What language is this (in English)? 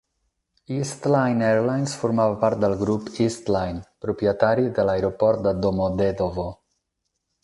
Catalan